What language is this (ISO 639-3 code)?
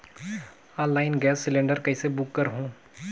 hne